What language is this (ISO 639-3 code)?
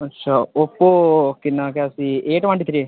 doi